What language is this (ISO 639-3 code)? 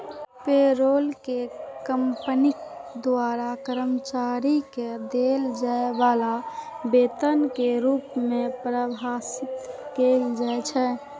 mai